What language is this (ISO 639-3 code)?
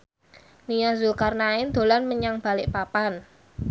jav